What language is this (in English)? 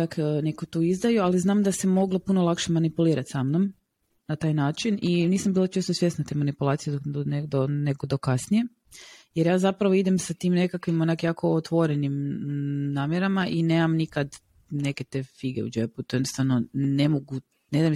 Croatian